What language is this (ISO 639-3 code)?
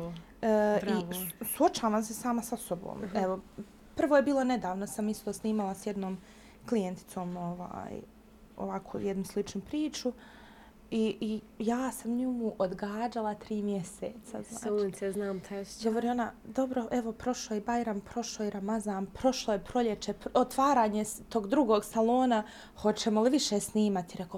hrv